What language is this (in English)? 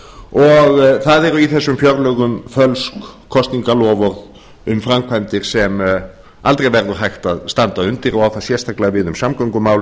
Icelandic